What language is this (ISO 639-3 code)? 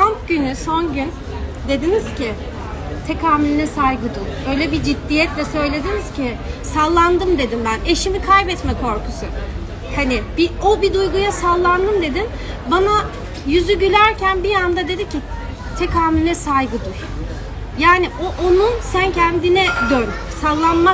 tur